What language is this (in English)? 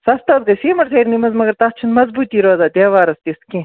Kashmiri